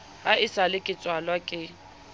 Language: Southern Sotho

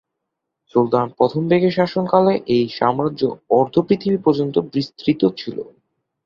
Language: Bangla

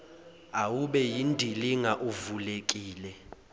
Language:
Zulu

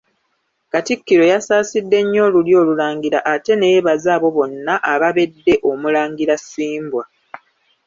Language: Ganda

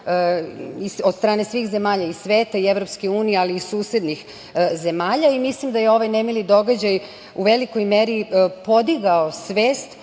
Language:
Serbian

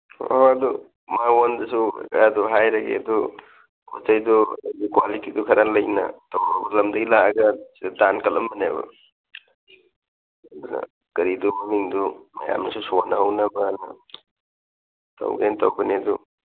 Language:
Manipuri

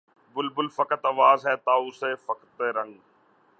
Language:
Urdu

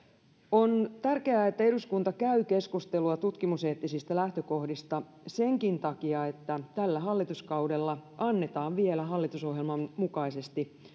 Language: Finnish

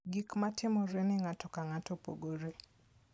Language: Luo (Kenya and Tanzania)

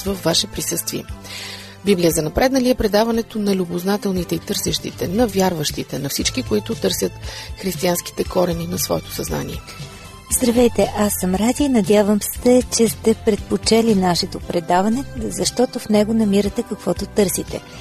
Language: Bulgarian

